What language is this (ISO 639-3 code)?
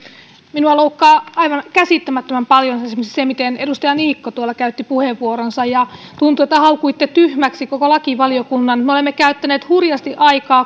fin